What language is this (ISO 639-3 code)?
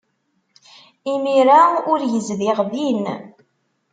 kab